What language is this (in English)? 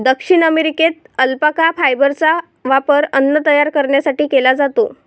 Marathi